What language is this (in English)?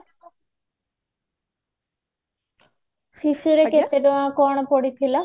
Odia